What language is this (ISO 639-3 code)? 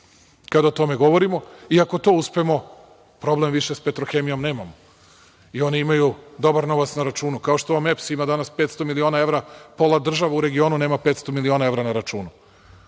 srp